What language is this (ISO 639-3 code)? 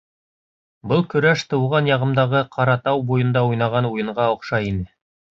bak